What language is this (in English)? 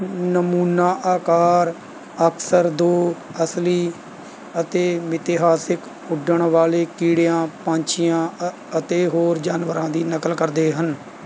Punjabi